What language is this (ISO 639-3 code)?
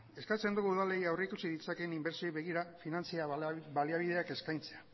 eus